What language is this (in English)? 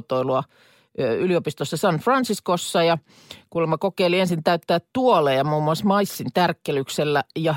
Finnish